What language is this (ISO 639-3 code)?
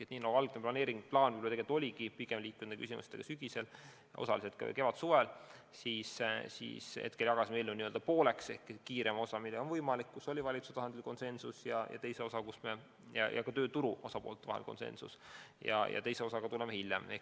est